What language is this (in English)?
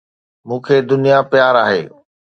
Sindhi